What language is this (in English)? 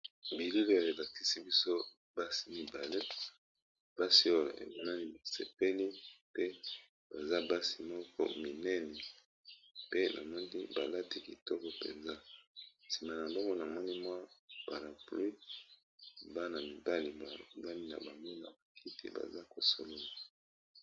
Lingala